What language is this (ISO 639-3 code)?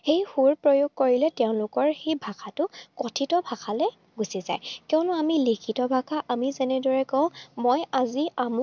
asm